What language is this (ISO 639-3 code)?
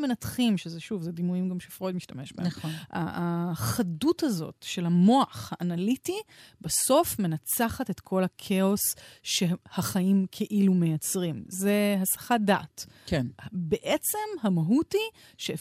heb